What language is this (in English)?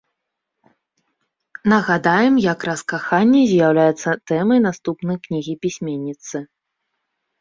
Belarusian